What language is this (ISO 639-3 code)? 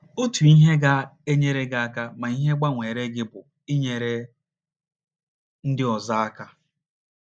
ibo